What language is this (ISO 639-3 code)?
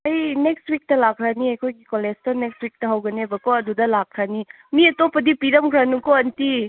mni